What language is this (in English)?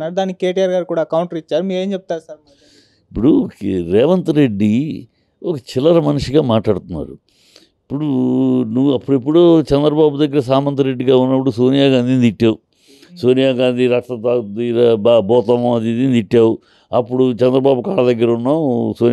Telugu